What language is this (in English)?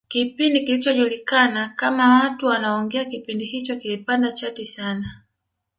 Swahili